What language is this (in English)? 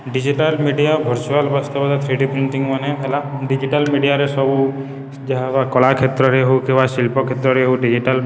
Odia